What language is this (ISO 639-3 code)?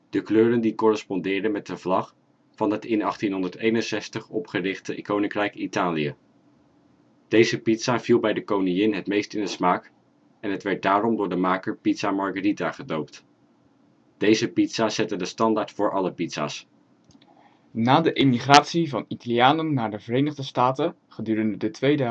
nld